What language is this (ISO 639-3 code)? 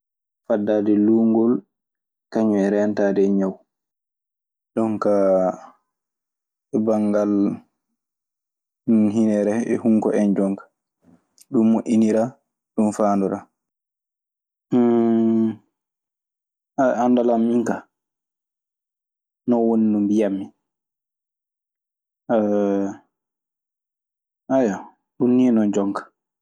ffm